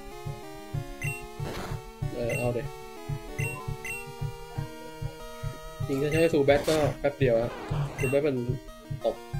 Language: Thai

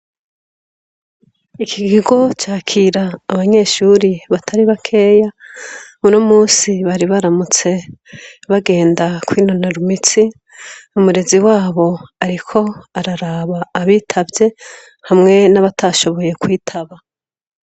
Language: Rundi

